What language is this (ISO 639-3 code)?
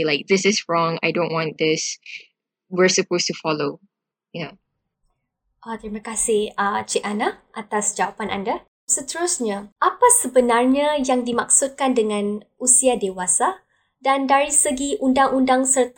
msa